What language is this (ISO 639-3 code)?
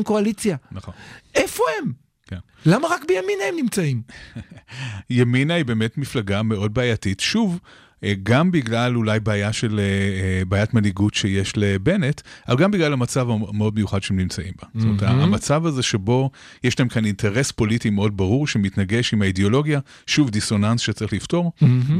heb